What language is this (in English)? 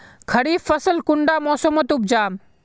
Magahi